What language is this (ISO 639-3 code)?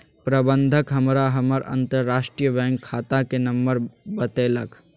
mai